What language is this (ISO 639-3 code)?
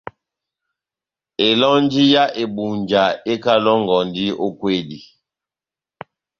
bnm